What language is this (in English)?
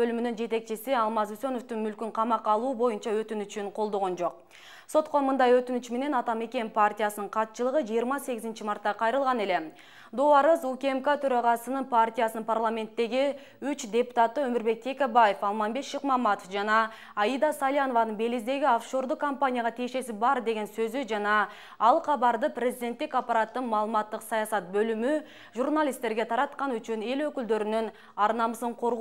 Turkish